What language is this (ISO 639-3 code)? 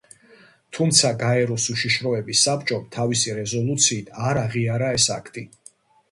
kat